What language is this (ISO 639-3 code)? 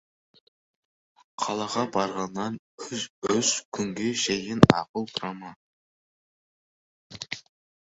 kaz